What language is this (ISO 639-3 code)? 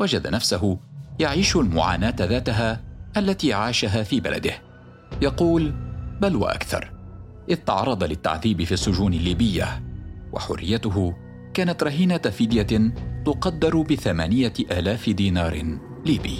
ara